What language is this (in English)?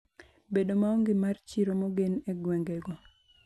Luo (Kenya and Tanzania)